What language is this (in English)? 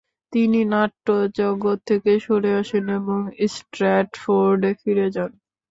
Bangla